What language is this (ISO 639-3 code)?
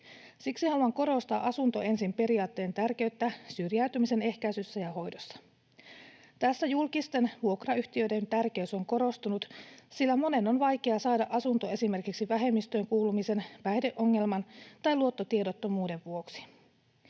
fin